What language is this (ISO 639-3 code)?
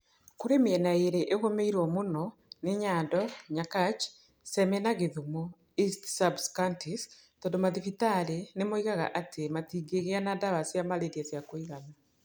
kik